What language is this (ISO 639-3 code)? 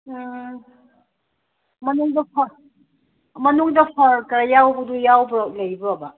mni